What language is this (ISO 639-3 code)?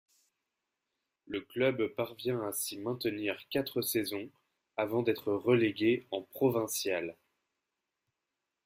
fra